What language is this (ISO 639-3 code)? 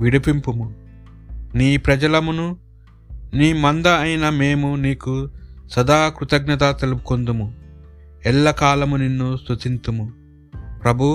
tel